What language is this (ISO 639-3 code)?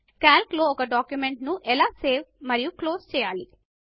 tel